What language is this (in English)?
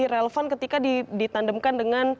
Indonesian